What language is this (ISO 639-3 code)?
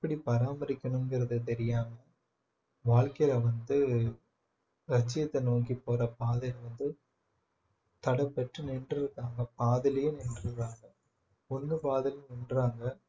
tam